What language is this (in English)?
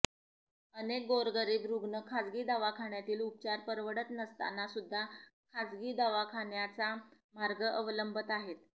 Marathi